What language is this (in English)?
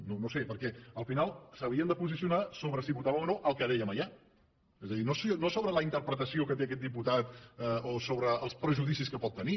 Catalan